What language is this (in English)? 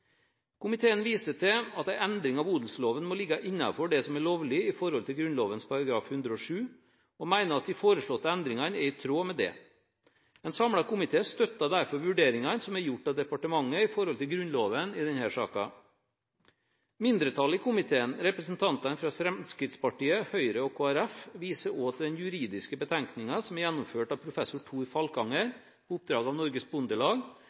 Norwegian Bokmål